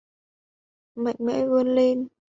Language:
Vietnamese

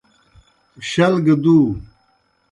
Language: Kohistani Shina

